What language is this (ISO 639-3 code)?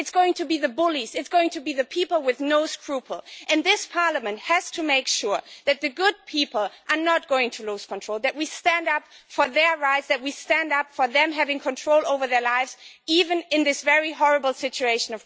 eng